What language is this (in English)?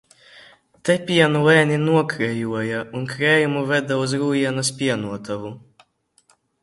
Latvian